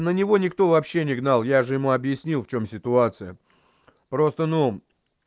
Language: Russian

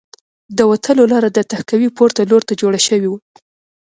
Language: Pashto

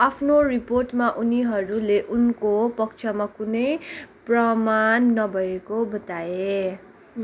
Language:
Nepali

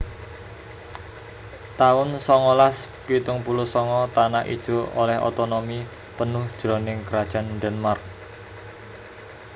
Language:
Javanese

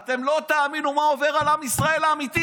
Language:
Hebrew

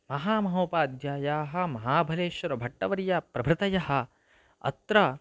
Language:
Sanskrit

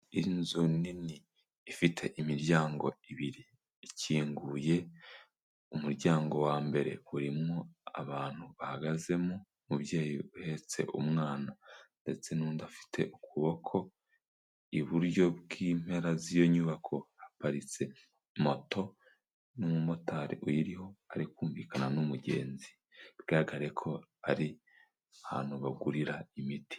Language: Kinyarwanda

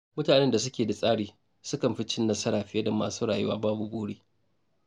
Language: Hausa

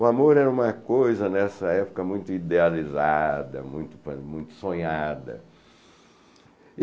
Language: Portuguese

